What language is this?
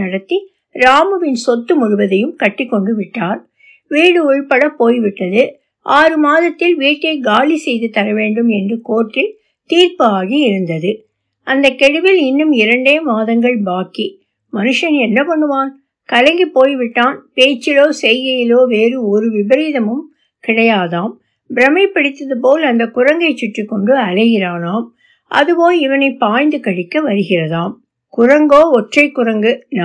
Tamil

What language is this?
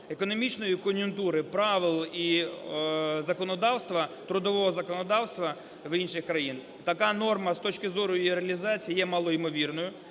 Ukrainian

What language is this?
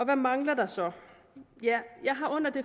Danish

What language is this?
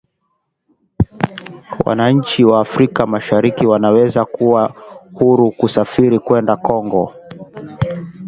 Swahili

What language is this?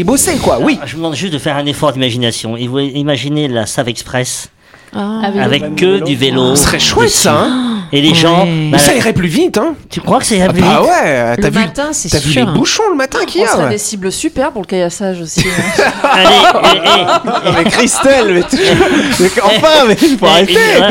French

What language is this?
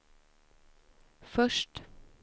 Swedish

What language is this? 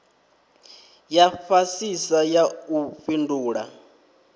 Venda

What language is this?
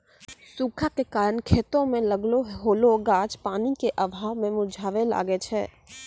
Maithili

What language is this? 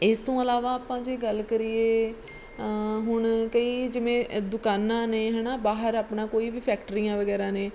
Punjabi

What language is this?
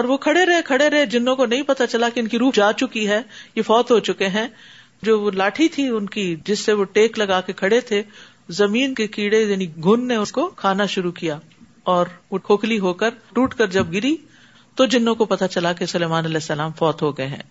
Urdu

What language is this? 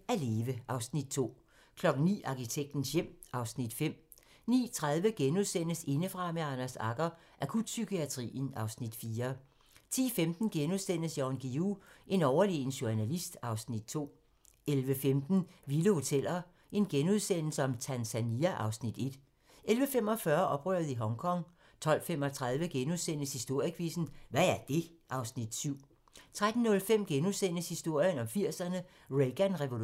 Danish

